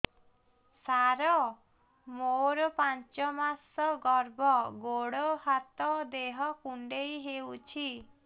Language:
Odia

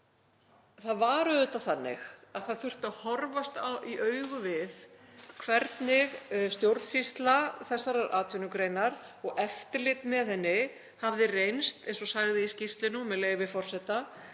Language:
Icelandic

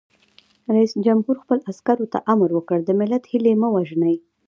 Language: Pashto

